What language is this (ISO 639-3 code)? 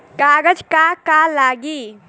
bho